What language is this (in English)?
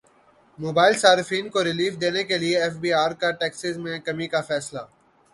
Urdu